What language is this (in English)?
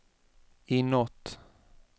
Swedish